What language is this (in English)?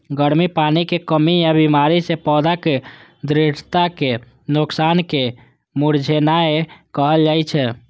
Maithili